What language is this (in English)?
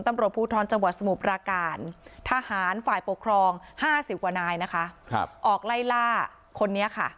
Thai